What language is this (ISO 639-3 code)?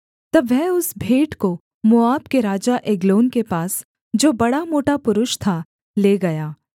hin